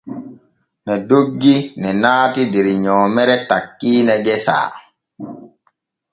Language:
Borgu Fulfulde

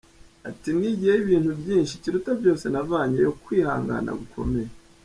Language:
Kinyarwanda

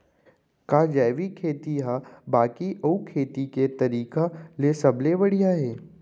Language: Chhattisgarhi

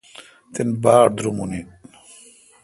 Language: Kalkoti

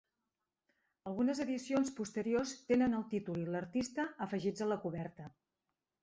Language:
Catalan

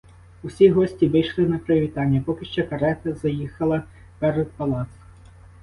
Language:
Ukrainian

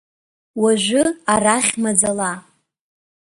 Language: Abkhazian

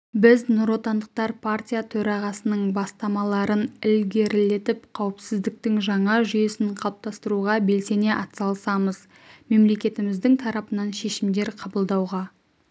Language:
Kazakh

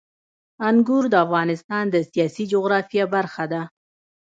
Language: Pashto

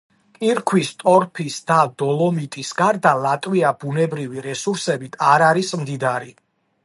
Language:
Georgian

